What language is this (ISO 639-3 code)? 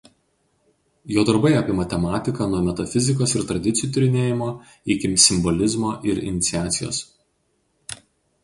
lit